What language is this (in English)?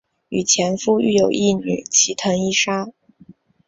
Chinese